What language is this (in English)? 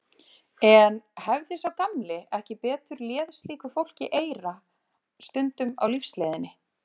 Icelandic